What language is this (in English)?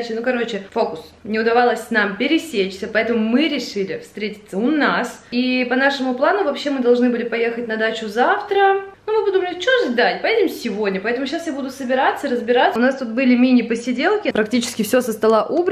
Russian